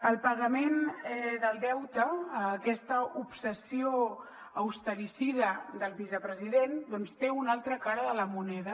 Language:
Catalan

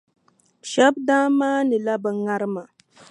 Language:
Dagbani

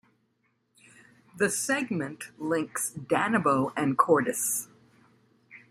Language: English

